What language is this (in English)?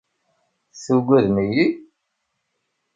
Kabyle